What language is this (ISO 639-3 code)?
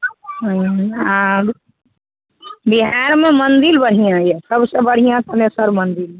mai